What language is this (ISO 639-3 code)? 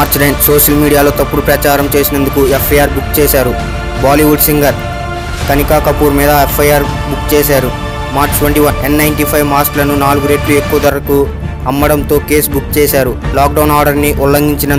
tel